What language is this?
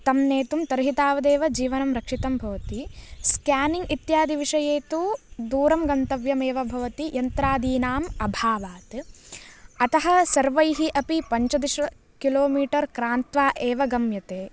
Sanskrit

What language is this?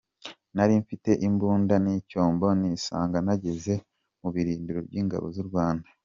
Kinyarwanda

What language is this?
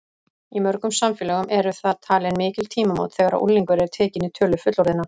Icelandic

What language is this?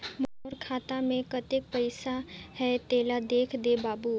Chhattisgarhi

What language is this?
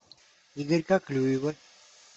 Russian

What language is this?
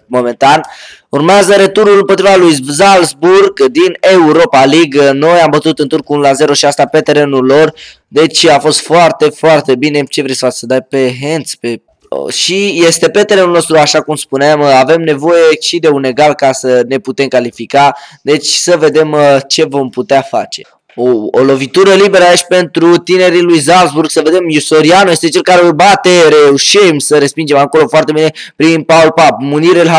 Romanian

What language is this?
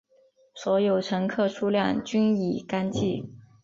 Chinese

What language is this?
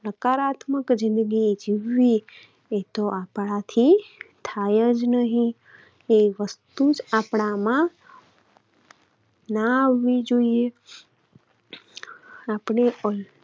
Gujarati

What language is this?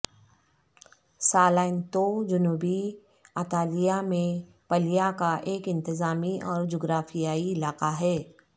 Urdu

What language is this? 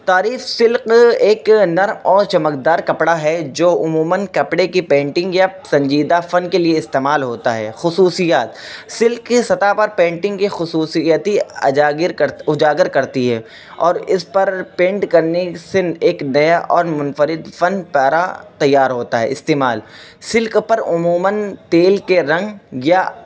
Urdu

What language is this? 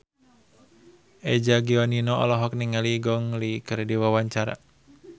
Sundanese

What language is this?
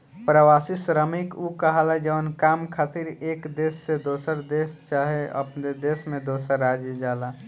Bhojpuri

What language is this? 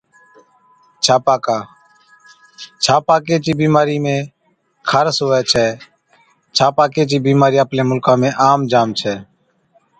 Od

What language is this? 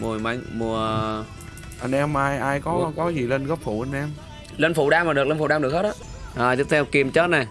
Vietnamese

